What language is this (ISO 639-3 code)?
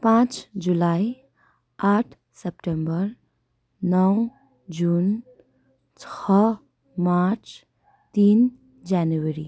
nep